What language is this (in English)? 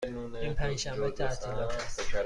Persian